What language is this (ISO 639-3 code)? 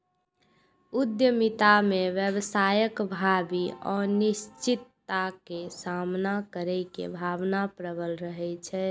mai